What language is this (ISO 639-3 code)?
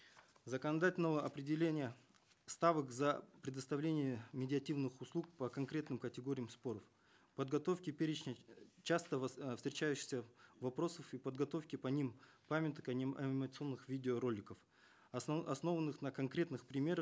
kaz